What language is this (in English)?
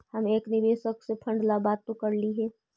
Magahi